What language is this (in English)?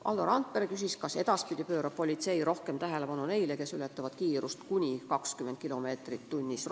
Estonian